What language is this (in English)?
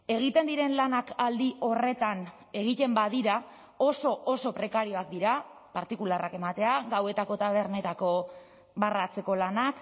Basque